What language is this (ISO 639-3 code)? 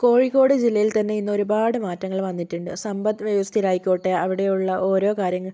mal